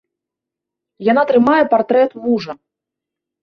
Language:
Belarusian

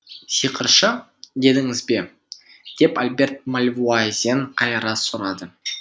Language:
Kazakh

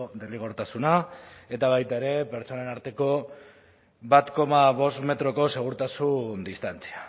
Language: Basque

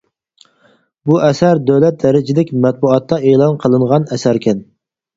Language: Uyghur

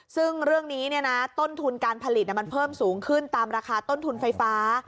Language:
Thai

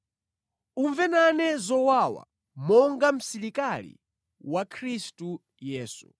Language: Nyanja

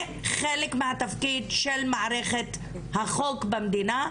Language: Hebrew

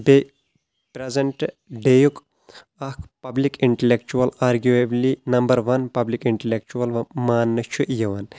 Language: Kashmiri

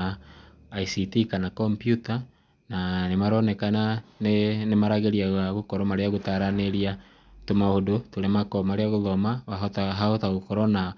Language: Kikuyu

